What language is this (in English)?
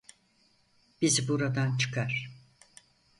Turkish